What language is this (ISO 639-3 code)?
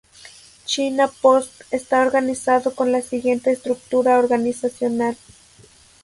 spa